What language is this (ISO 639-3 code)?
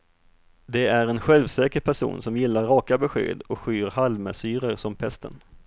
swe